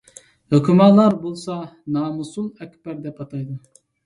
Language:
Uyghur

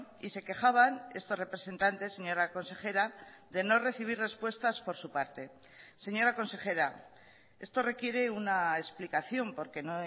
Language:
Spanish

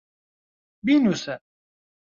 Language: Central Kurdish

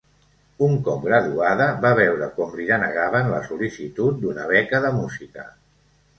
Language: Catalan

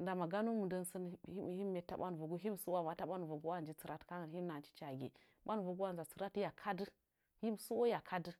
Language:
Nzanyi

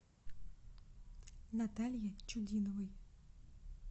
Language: Russian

